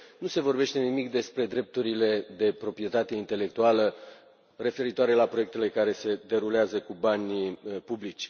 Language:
Romanian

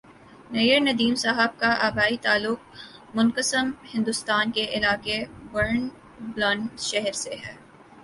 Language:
Urdu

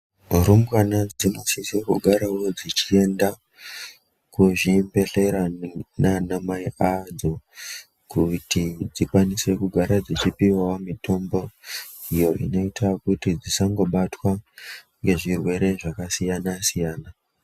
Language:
Ndau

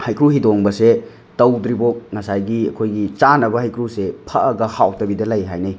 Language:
Manipuri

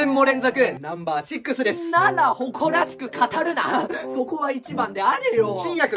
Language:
Japanese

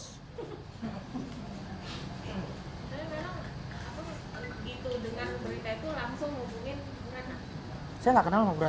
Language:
Indonesian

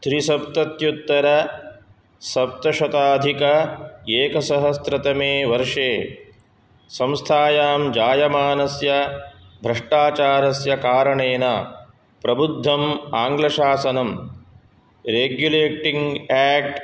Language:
Sanskrit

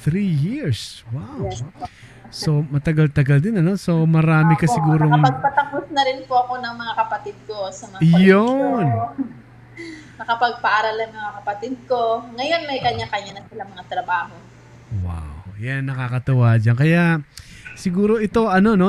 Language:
Filipino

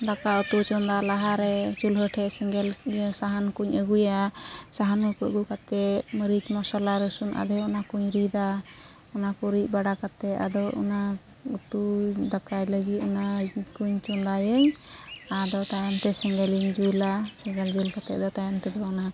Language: Santali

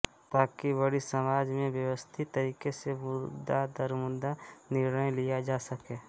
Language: Hindi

